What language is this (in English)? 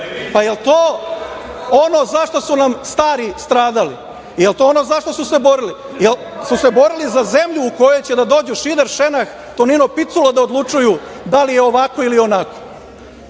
Serbian